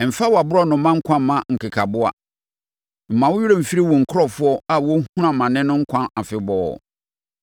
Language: Akan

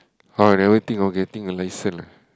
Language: English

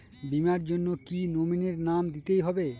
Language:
Bangla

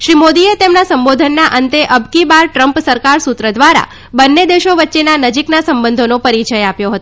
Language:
Gujarati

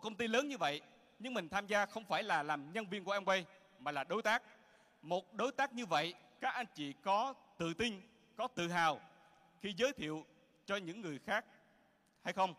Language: Vietnamese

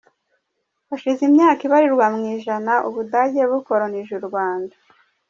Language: Kinyarwanda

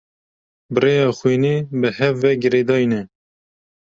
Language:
Kurdish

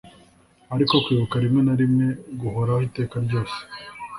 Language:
Kinyarwanda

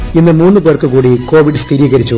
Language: Malayalam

